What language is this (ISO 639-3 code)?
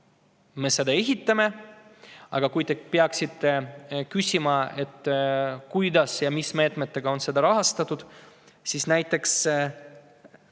est